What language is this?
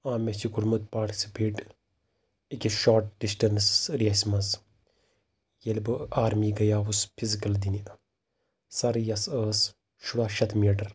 Kashmiri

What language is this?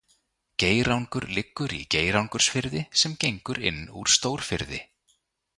Icelandic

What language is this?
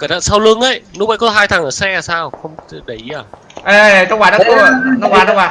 Vietnamese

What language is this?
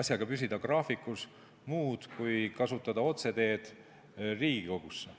Estonian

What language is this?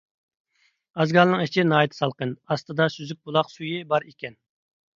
Uyghur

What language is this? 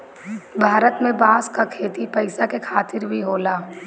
Bhojpuri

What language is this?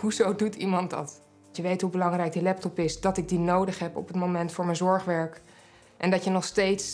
Dutch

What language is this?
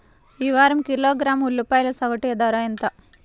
Telugu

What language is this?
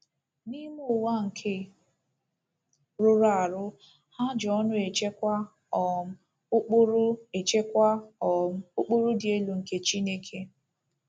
Igbo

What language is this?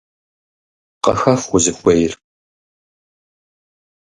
Kabardian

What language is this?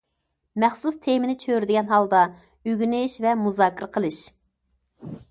Uyghur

